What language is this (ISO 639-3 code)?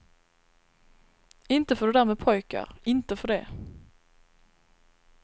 swe